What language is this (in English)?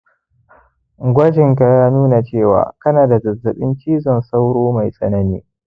Hausa